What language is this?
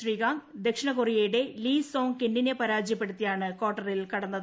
Malayalam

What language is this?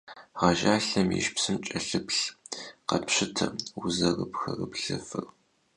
Kabardian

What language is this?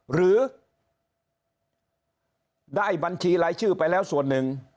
Thai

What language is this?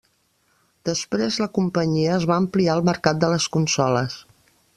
Catalan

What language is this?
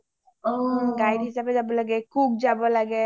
Assamese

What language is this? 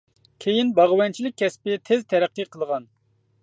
Uyghur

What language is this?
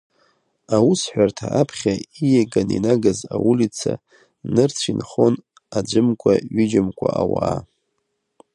Abkhazian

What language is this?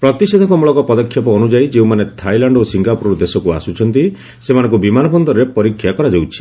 Odia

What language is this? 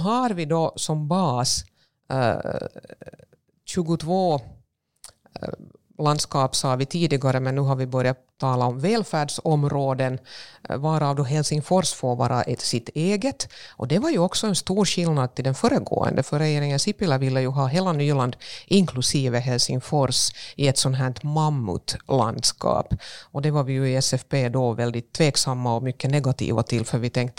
Swedish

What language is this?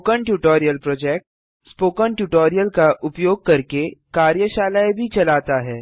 Hindi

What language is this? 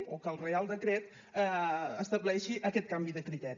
Catalan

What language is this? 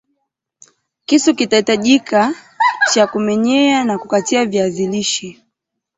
Swahili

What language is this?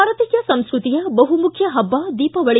Kannada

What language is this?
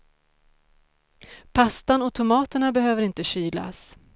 Swedish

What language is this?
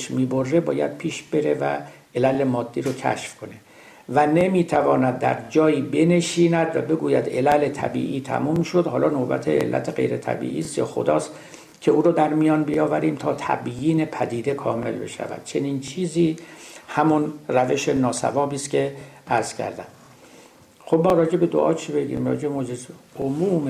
Persian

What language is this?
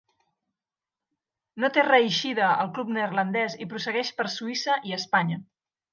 Catalan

